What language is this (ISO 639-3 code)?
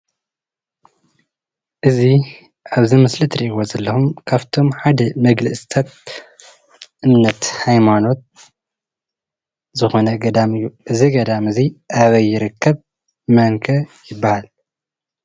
tir